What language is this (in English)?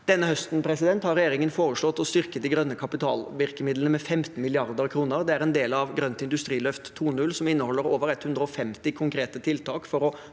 Norwegian